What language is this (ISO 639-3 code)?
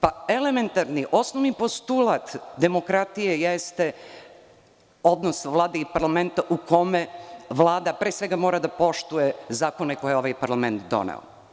srp